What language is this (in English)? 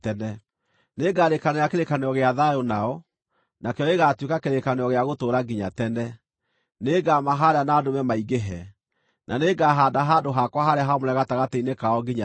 Kikuyu